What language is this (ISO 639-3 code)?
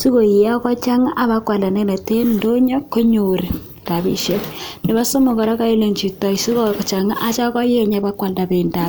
kln